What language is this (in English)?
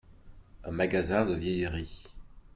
French